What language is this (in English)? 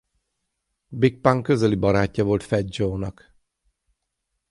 Hungarian